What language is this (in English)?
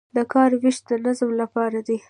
Pashto